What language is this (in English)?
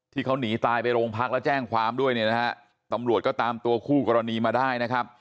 Thai